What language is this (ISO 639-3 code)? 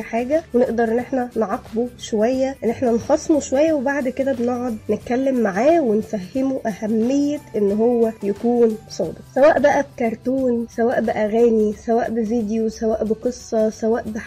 ara